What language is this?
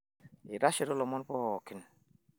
Masai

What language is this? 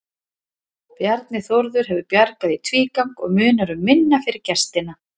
Icelandic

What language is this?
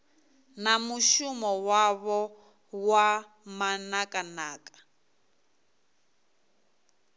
Venda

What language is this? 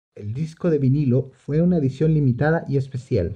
Spanish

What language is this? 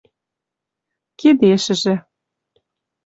Western Mari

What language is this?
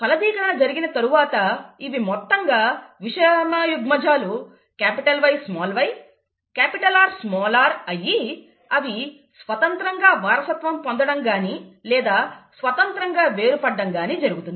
Telugu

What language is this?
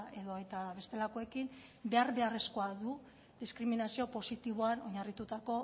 Basque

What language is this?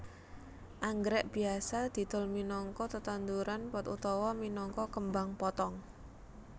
Javanese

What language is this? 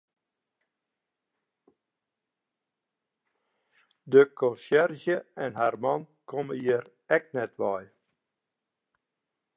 Western Frisian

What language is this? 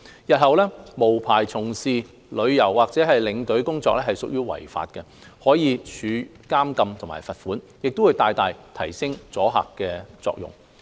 Cantonese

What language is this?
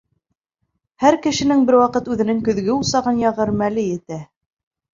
Bashkir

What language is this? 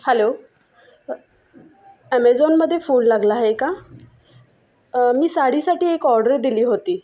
Marathi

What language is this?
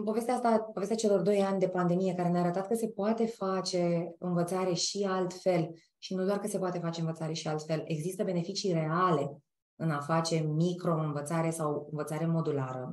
Romanian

